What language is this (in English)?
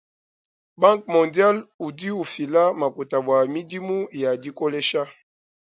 Luba-Lulua